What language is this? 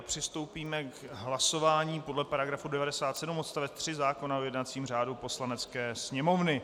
Czech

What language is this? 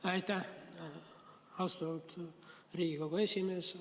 Estonian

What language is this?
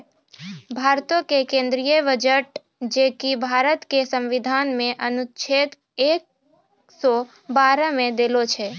Maithili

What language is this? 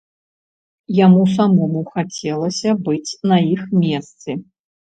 Belarusian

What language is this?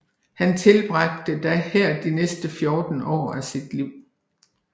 Danish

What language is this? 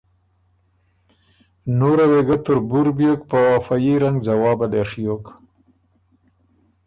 Ormuri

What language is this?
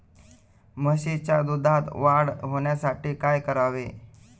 Marathi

